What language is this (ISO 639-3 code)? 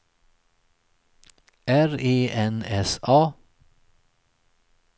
swe